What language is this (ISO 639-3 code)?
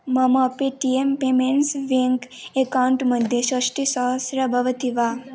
san